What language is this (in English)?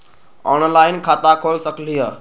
Magahi